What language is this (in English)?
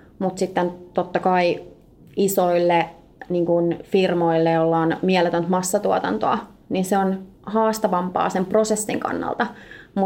Finnish